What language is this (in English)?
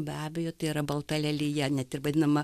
Lithuanian